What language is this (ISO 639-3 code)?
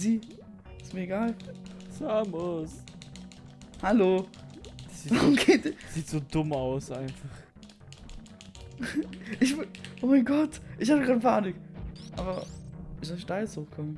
deu